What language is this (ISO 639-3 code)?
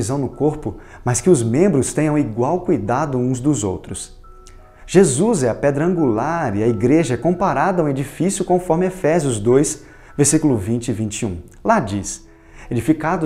por